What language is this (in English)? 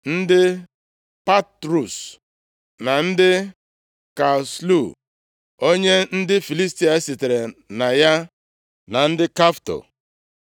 Igbo